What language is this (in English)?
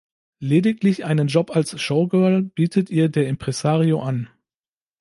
German